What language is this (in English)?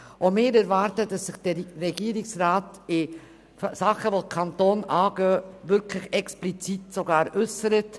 Swiss German